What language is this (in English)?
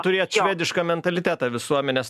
Lithuanian